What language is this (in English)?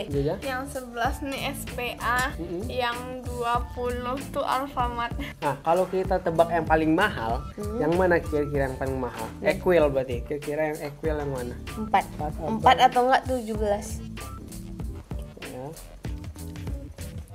Indonesian